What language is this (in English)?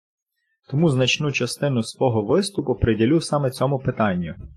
Ukrainian